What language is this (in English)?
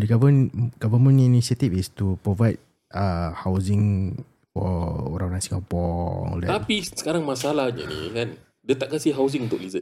Malay